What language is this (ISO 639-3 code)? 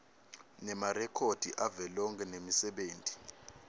ssw